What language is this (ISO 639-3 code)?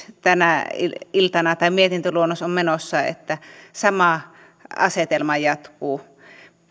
fin